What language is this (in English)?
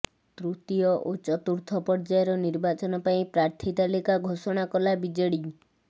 Odia